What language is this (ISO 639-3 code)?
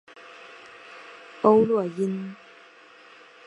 zho